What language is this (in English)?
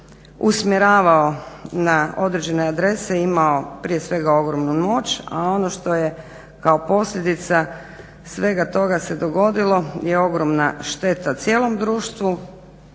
Croatian